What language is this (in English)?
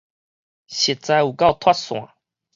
Min Nan Chinese